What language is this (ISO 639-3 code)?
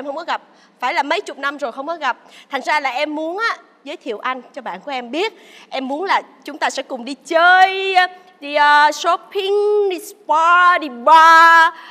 vie